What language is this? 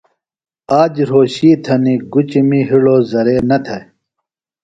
Phalura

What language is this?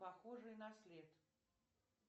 Russian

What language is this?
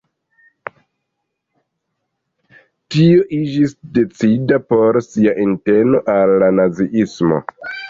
Esperanto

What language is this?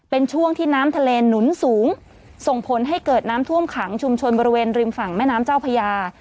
Thai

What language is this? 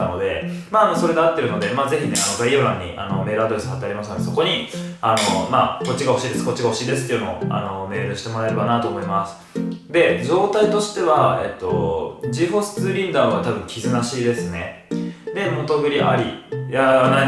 Japanese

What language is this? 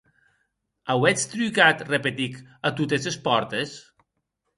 Occitan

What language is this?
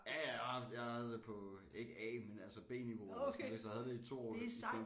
Danish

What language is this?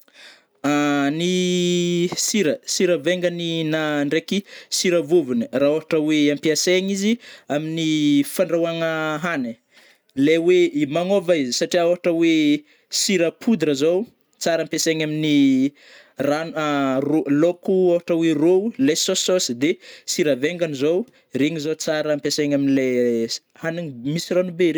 Northern Betsimisaraka Malagasy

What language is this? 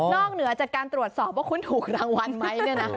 Thai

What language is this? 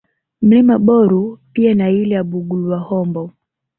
Swahili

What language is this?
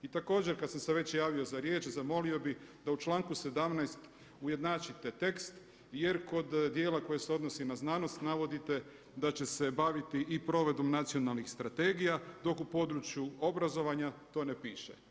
Croatian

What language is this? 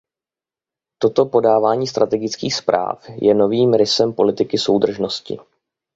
Czech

